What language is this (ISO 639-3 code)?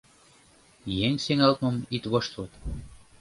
chm